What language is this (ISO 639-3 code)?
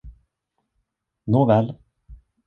swe